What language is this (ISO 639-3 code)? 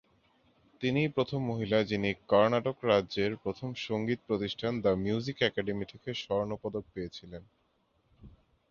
ben